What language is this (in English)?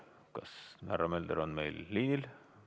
Estonian